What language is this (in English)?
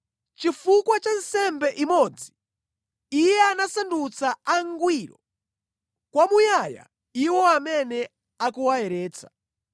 Nyanja